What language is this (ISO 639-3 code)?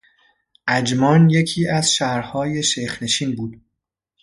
fas